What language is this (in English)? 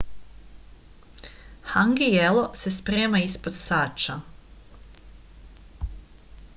Serbian